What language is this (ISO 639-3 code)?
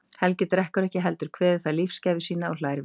isl